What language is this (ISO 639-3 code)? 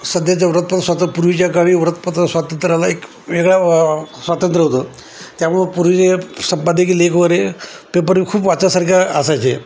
mar